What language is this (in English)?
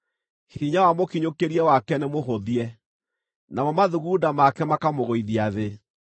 Kikuyu